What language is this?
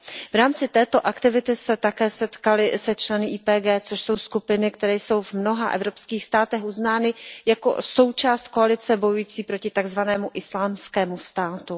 Czech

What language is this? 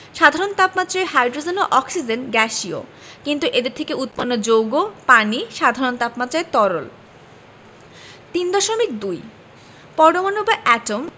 Bangla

